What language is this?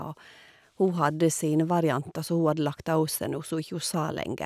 Norwegian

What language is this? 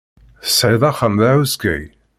Kabyle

